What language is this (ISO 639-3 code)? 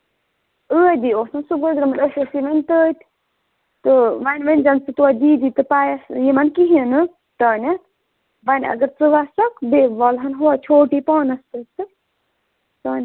kas